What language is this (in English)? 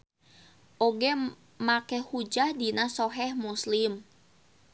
Sundanese